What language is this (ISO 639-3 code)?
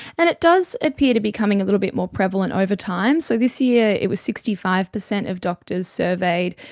eng